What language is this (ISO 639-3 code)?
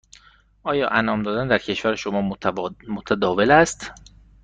fas